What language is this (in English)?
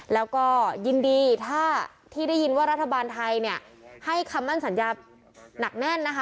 Thai